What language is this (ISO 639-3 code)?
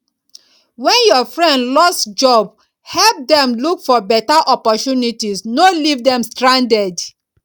pcm